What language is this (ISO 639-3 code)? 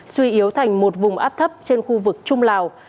vie